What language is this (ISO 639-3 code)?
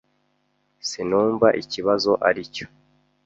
kin